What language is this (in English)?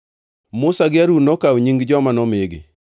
Luo (Kenya and Tanzania)